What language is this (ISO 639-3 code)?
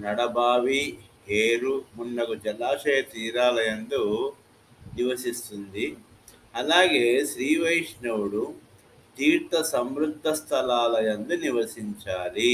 tel